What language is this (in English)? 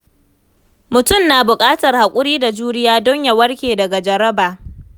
Hausa